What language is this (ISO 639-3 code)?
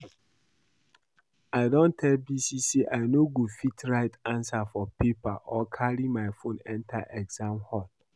pcm